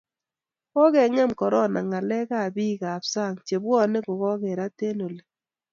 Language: Kalenjin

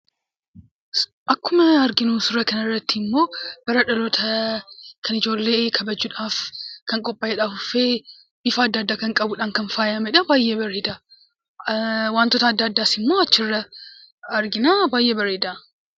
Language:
Oromo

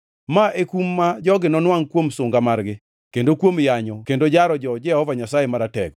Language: Luo (Kenya and Tanzania)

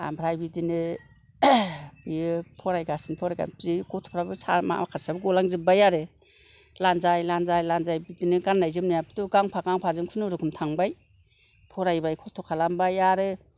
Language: Bodo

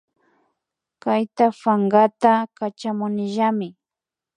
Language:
Imbabura Highland Quichua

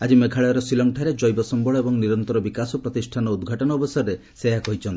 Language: Odia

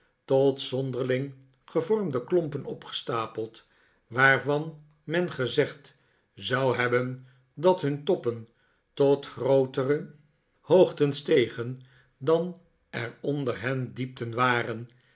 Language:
Dutch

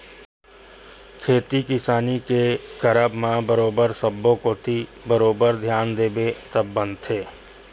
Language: Chhattisgarhi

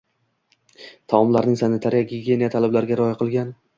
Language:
Uzbek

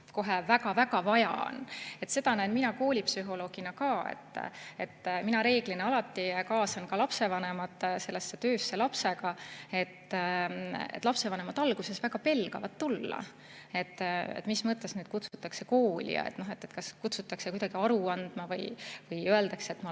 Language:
Estonian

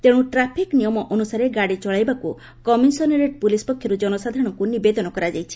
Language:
Odia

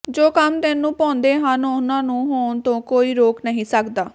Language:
Punjabi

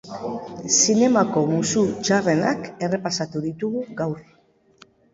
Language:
Basque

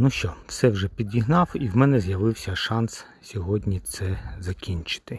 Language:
Ukrainian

